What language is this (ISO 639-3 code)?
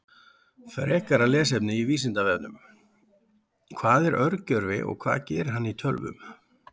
isl